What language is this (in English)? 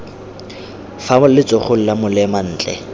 Tswana